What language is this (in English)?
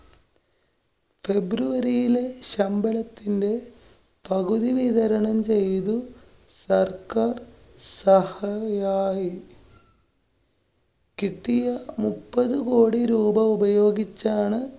Malayalam